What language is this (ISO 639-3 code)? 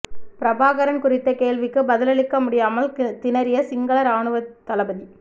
tam